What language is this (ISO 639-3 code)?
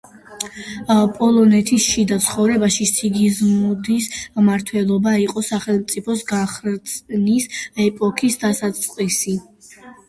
kat